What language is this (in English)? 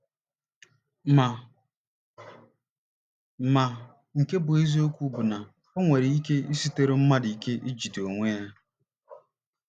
Igbo